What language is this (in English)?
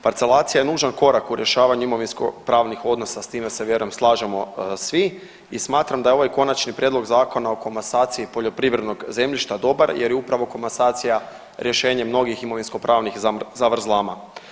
Croatian